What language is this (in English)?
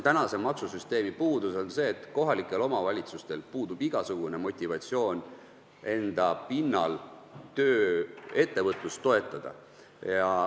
Estonian